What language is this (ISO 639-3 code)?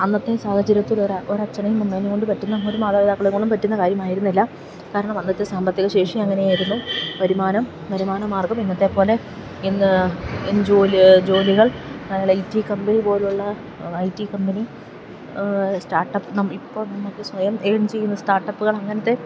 mal